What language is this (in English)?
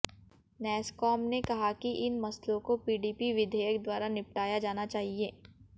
Hindi